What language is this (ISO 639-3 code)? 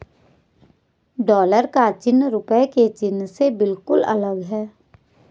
hin